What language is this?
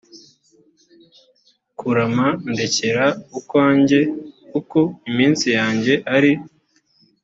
Kinyarwanda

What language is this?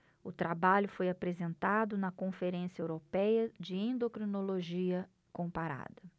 Portuguese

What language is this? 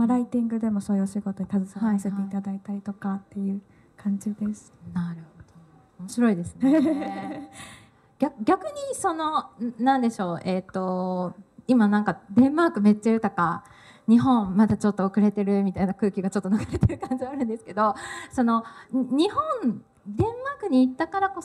Japanese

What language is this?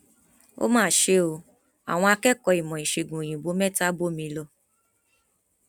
Yoruba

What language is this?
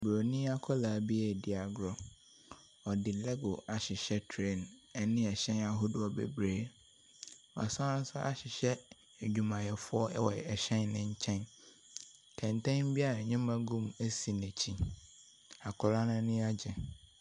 Akan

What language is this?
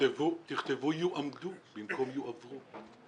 Hebrew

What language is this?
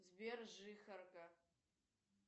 Russian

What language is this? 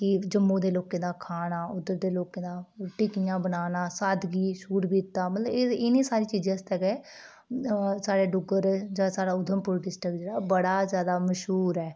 Dogri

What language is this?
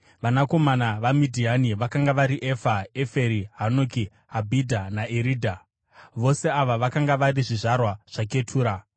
Shona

